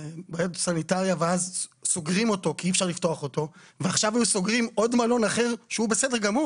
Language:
Hebrew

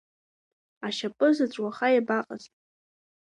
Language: Abkhazian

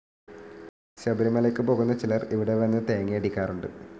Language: Malayalam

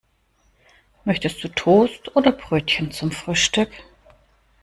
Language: German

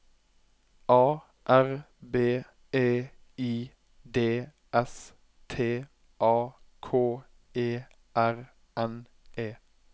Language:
Norwegian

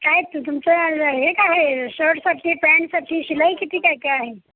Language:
Marathi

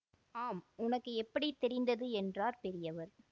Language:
Tamil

